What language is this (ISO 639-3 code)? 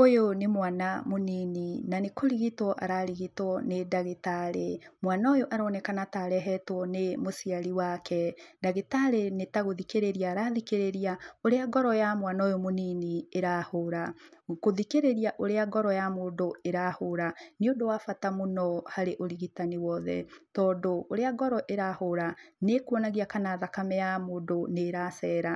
kik